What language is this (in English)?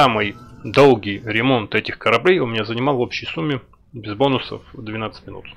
Russian